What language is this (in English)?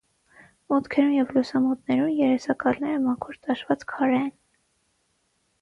Armenian